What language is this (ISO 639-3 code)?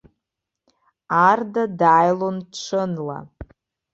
abk